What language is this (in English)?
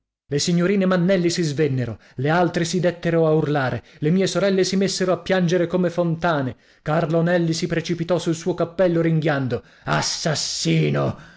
Italian